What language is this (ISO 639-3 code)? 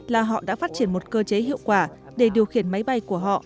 vie